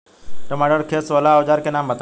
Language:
Bhojpuri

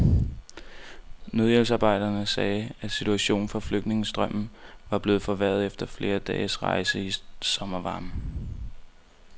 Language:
Danish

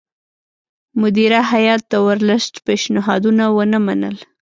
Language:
Pashto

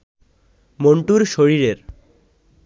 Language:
Bangla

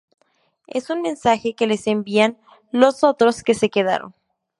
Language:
Spanish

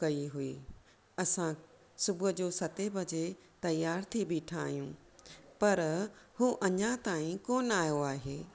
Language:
Sindhi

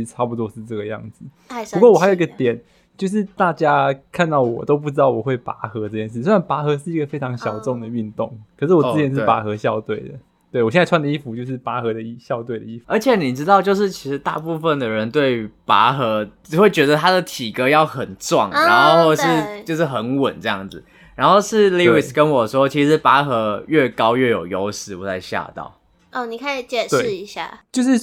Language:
Chinese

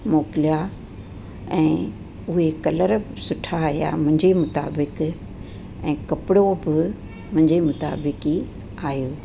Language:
Sindhi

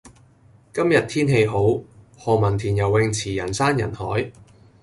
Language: Cantonese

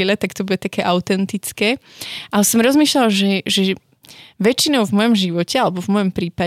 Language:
Slovak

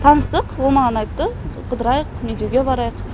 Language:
Kazakh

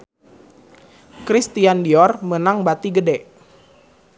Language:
Sundanese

